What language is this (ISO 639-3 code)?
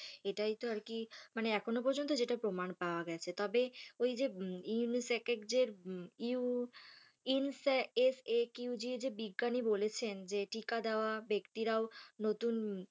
ben